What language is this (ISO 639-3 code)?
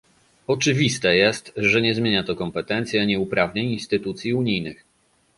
pol